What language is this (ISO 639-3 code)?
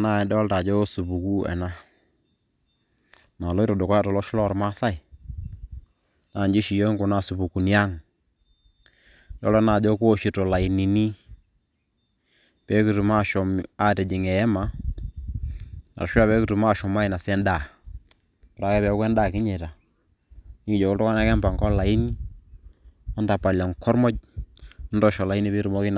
mas